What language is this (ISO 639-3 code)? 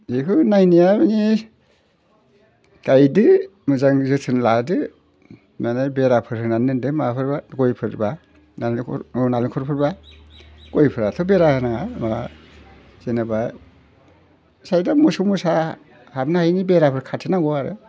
brx